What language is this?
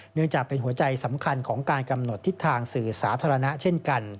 Thai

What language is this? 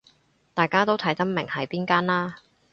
Cantonese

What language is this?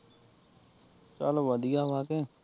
Punjabi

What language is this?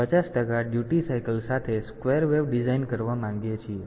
Gujarati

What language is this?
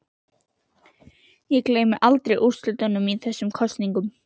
Icelandic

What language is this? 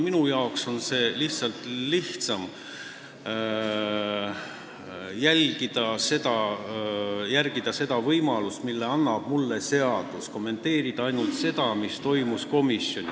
Estonian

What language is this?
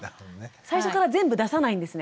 Japanese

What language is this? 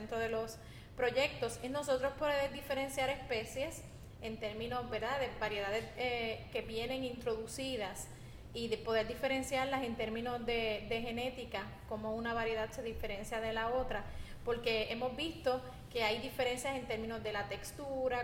Spanish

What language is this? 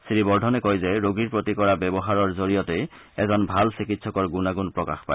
Assamese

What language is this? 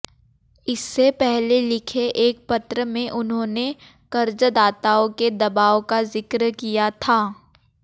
Hindi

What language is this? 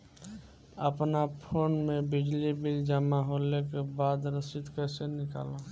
Bhojpuri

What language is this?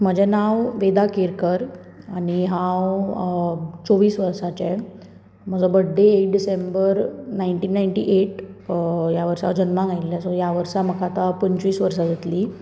Konkani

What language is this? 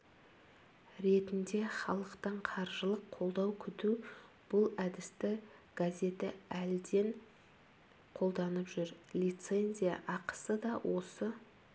Kazakh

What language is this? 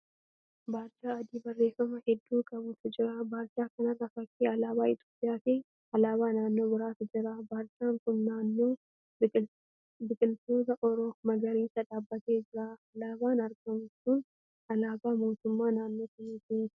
Oromo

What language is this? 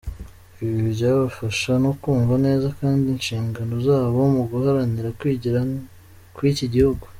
Kinyarwanda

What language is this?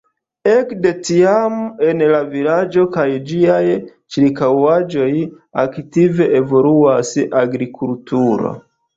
Esperanto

